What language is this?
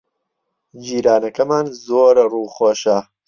Central Kurdish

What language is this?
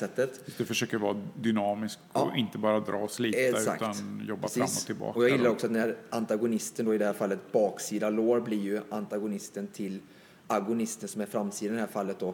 Swedish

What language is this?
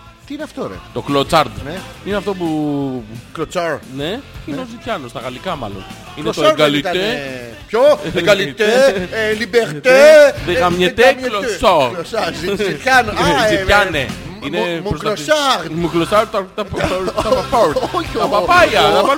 Greek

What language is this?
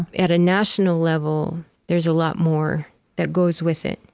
English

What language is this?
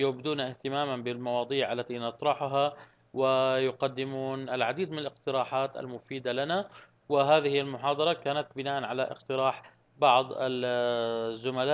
Arabic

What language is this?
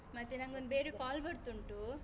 Kannada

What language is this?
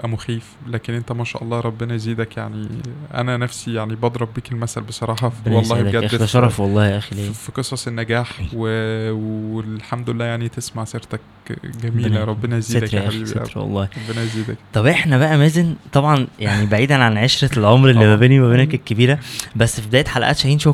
Arabic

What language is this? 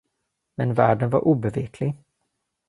Swedish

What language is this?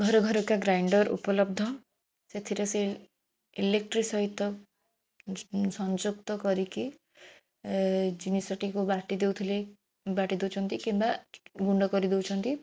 Odia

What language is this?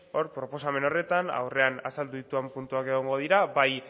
Basque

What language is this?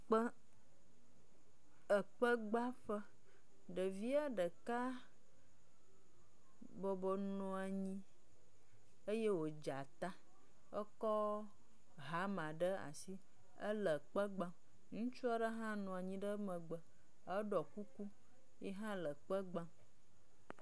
Ewe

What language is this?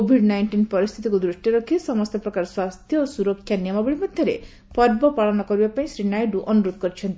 Odia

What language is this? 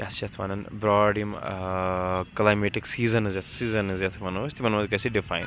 Kashmiri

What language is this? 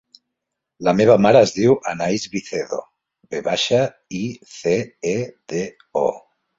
Catalan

